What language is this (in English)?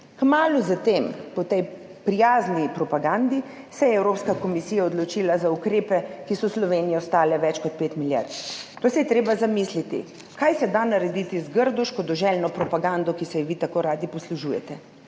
Slovenian